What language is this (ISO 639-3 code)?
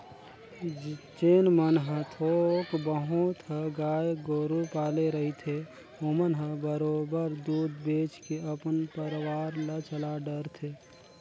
hne